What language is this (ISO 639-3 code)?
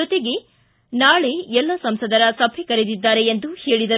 kan